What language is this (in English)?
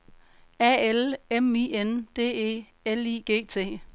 Danish